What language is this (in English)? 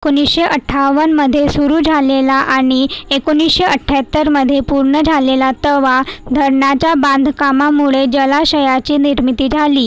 Marathi